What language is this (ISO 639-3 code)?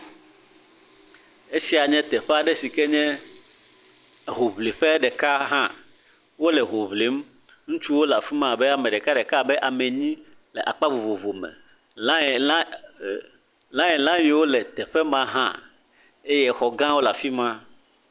ewe